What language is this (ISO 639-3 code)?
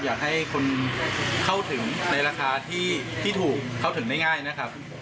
tha